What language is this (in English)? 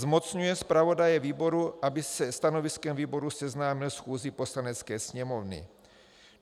Czech